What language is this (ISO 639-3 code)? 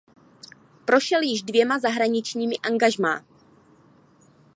ces